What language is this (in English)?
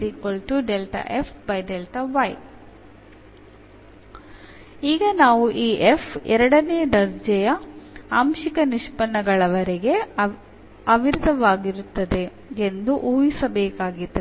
Kannada